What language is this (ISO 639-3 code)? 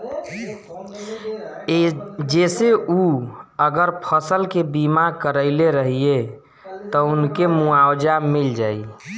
bho